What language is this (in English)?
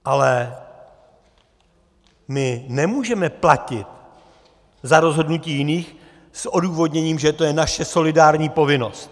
Czech